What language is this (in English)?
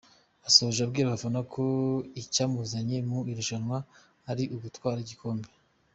Kinyarwanda